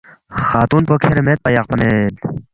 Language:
Balti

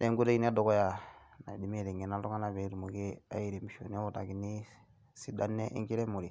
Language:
Masai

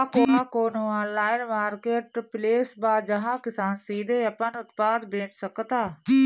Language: Bhojpuri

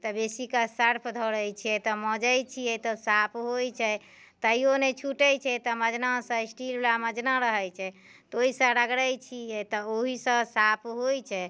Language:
Maithili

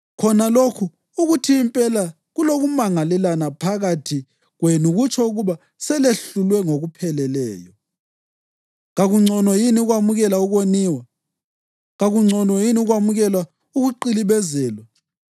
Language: North Ndebele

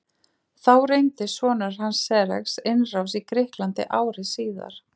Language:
Icelandic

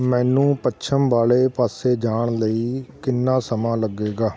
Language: Punjabi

